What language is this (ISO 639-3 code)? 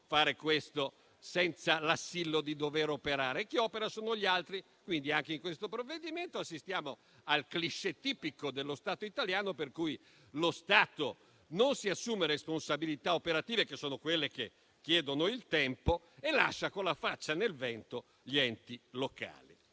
ita